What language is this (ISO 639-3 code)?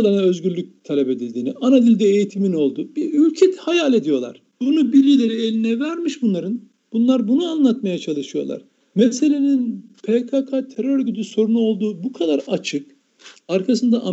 tur